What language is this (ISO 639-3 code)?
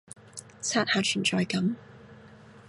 yue